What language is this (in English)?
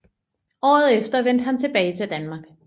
Danish